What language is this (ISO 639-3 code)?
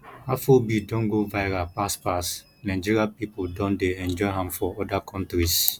pcm